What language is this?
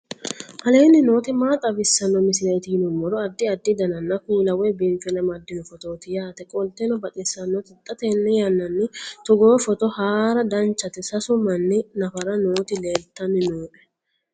Sidamo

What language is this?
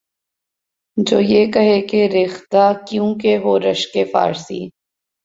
Urdu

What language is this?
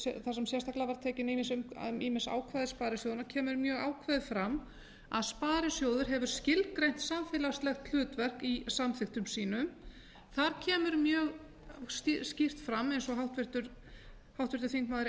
Icelandic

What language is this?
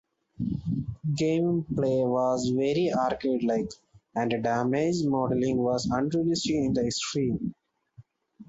English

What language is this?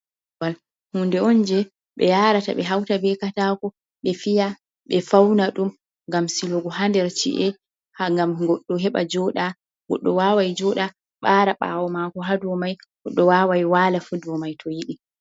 Fula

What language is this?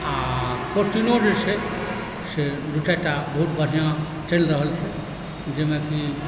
Maithili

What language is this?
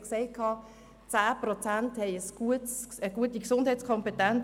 Swiss German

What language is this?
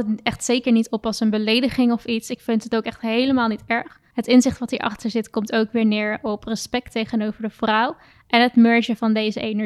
Dutch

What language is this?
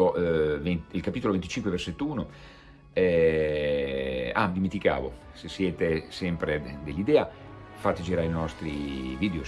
Italian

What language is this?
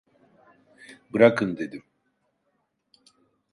Turkish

